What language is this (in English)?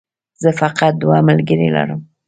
Pashto